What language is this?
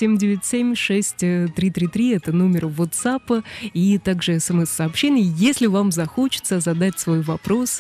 Russian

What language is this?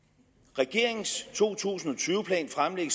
Danish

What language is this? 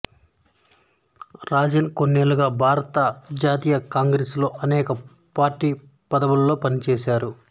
Telugu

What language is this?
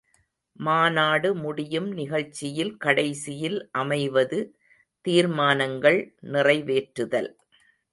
Tamil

